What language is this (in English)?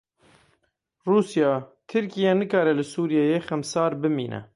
Kurdish